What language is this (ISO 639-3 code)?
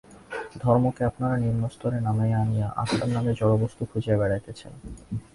ben